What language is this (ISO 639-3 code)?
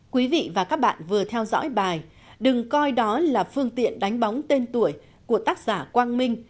vie